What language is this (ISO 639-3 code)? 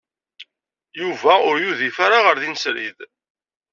kab